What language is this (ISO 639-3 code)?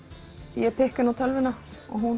isl